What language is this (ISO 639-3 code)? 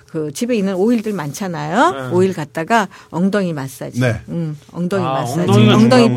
kor